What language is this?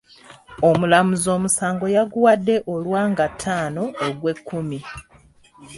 Ganda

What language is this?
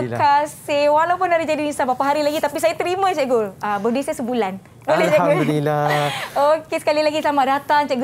Malay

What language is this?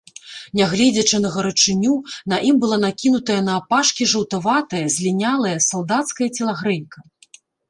Belarusian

